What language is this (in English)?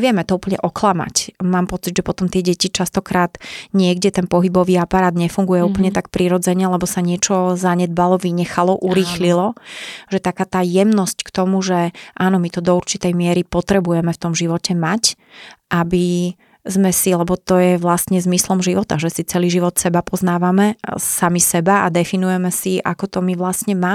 Slovak